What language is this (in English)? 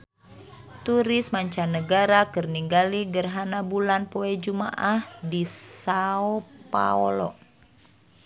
Sundanese